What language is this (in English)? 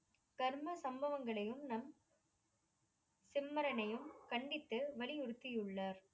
Tamil